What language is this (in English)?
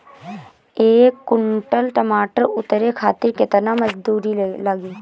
Bhojpuri